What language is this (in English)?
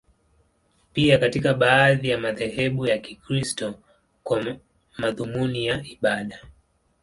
Swahili